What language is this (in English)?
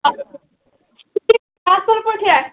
Kashmiri